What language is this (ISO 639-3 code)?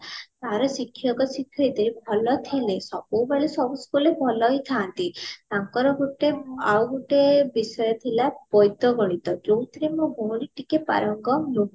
ori